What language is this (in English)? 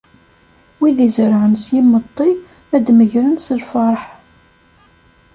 Kabyle